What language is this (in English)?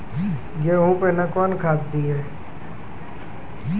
Maithili